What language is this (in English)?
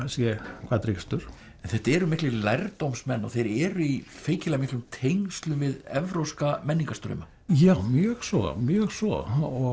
Icelandic